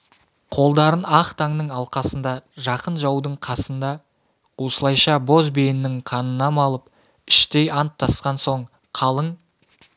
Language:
Kazakh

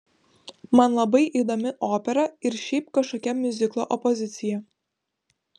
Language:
Lithuanian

